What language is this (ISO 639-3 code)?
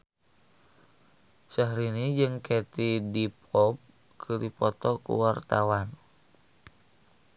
sun